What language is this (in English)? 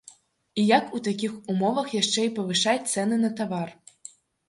Belarusian